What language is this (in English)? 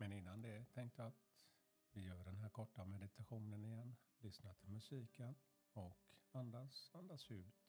Swedish